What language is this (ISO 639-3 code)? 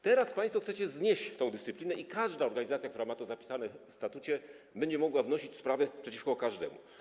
pol